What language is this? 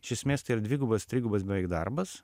Lithuanian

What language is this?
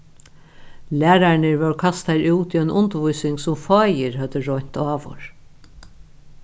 Faroese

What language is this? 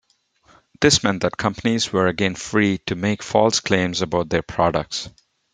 English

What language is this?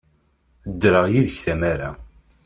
Kabyle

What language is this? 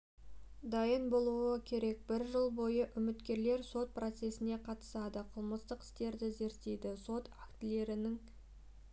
Kazakh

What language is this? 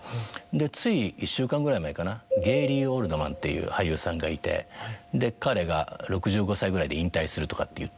Japanese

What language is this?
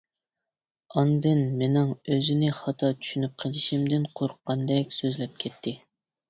Uyghur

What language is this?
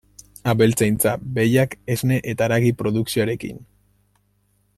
Basque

